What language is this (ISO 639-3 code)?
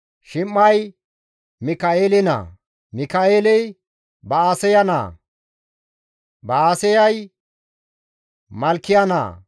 gmv